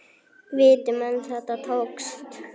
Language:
Icelandic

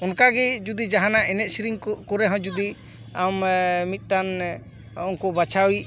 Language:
Santali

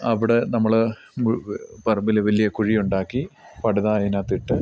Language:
Malayalam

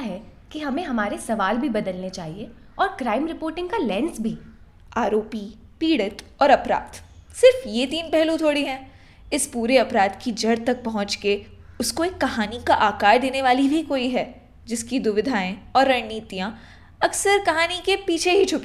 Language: Hindi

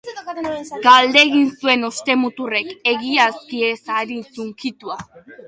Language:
Basque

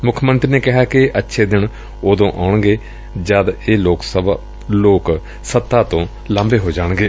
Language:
Punjabi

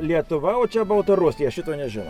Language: Lithuanian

